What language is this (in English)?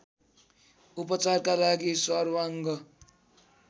Nepali